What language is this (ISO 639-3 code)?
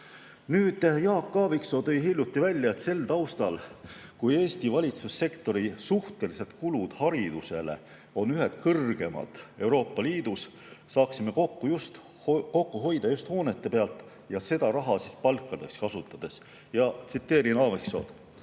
est